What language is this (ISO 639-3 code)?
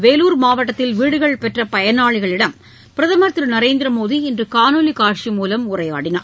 tam